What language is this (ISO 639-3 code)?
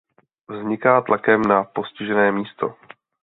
ces